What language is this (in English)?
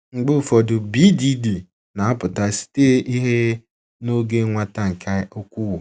Igbo